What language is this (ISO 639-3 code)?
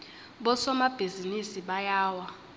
ssw